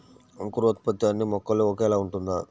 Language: Telugu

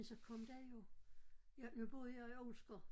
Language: Danish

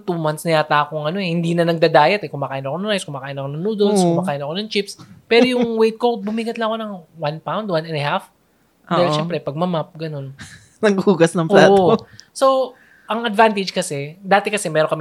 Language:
Filipino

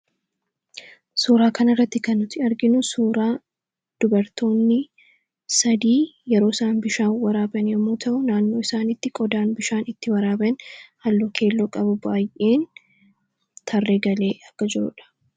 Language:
Oromo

